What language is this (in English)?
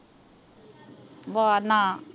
Punjabi